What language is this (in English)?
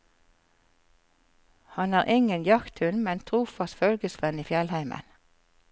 Norwegian